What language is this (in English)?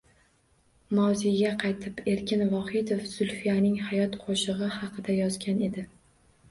Uzbek